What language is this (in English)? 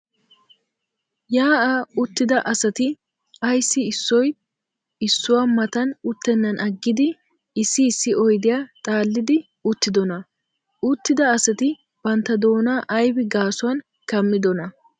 Wolaytta